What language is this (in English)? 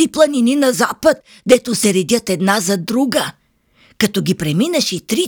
Bulgarian